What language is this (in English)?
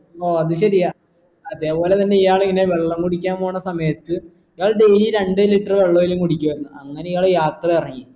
Malayalam